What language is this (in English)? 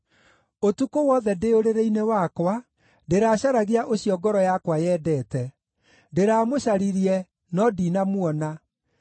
Kikuyu